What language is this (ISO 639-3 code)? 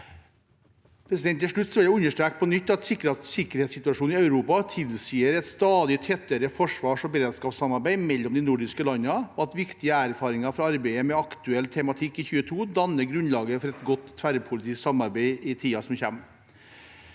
nor